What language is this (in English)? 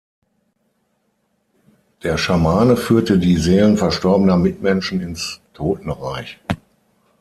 German